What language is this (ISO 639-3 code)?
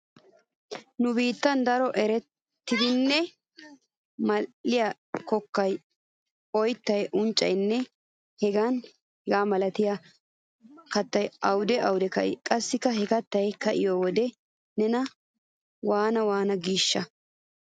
wal